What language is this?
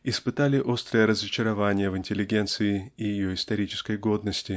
Russian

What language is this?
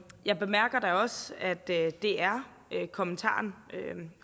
Danish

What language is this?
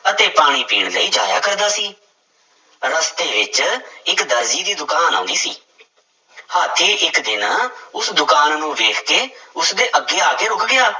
Punjabi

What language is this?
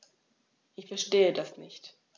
German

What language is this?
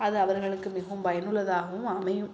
Tamil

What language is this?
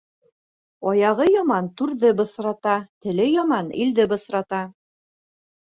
Bashkir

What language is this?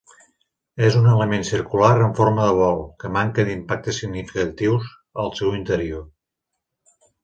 Catalan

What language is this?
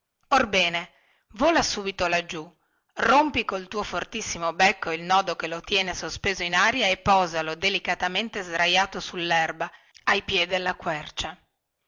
Italian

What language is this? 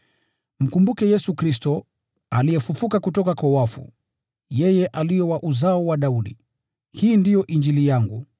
Swahili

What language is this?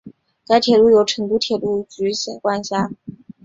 Chinese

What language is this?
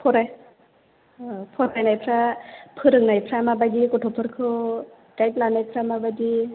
Bodo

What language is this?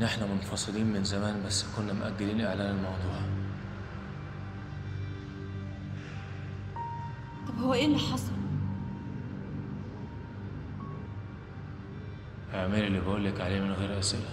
Arabic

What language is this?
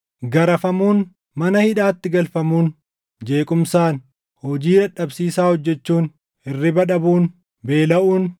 Oromo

